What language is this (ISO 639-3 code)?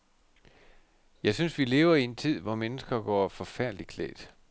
dan